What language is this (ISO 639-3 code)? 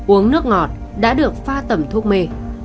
vie